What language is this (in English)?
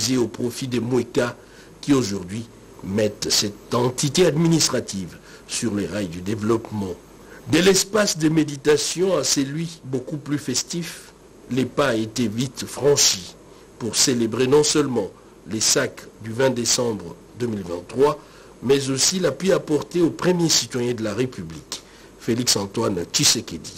French